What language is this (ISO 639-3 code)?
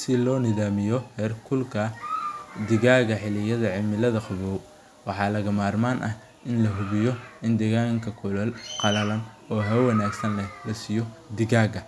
som